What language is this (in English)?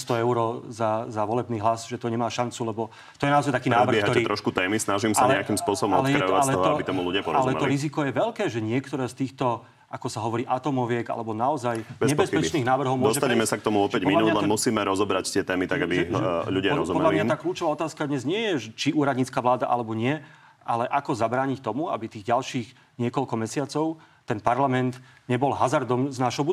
Slovak